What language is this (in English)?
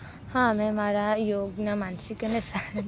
Gujarati